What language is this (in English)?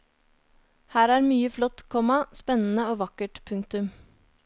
Norwegian